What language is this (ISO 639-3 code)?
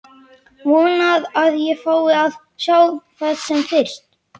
isl